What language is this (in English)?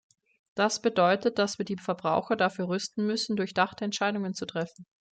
German